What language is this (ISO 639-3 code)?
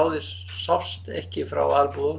isl